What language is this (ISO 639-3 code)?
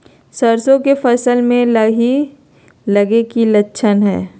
mag